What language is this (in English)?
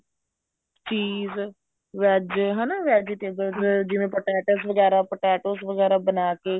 Punjabi